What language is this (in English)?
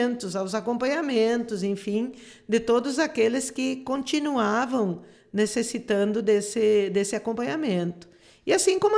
Portuguese